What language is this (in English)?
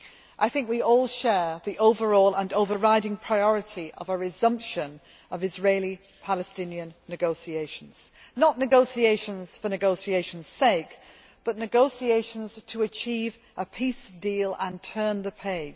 English